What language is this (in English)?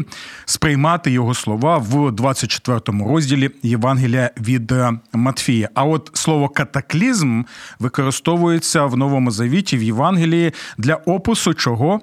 Ukrainian